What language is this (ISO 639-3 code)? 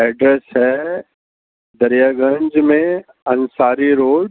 urd